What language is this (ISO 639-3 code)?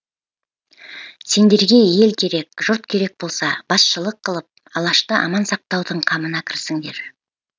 kaz